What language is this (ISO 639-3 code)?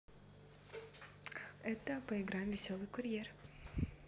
rus